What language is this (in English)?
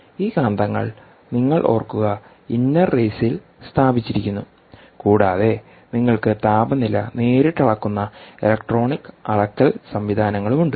Malayalam